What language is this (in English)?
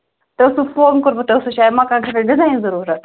Kashmiri